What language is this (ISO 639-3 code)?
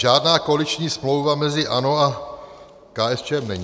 ces